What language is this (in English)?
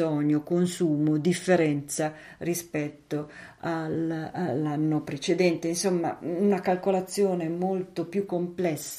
Italian